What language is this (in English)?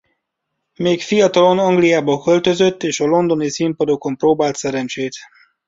Hungarian